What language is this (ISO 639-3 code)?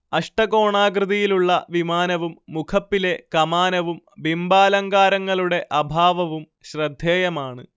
mal